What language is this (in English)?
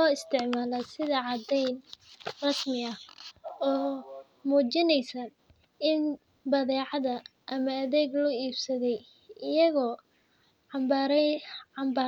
Somali